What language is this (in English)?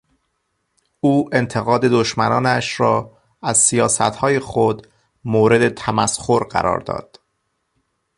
Persian